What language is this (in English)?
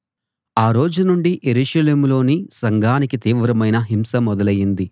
Telugu